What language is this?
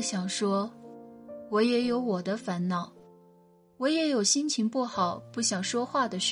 Chinese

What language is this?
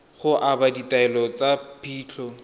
Tswana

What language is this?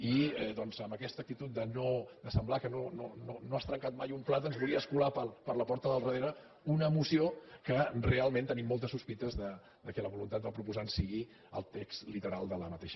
Catalan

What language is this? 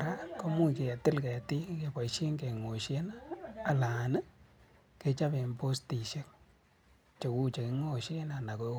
Kalenjin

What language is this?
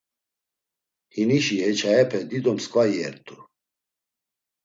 Laz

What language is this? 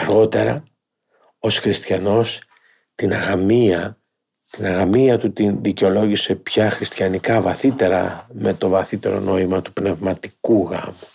Greek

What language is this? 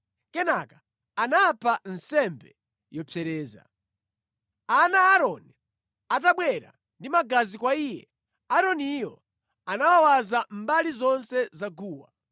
Nyanja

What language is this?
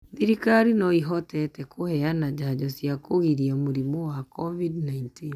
Kikuyu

